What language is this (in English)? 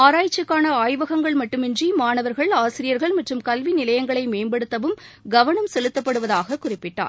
Tamil